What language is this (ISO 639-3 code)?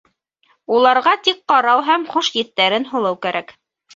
bak